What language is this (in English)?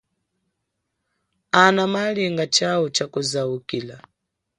Chokwe